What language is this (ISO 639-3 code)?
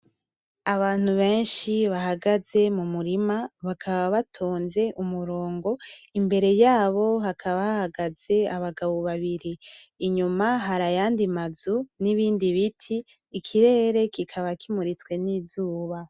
run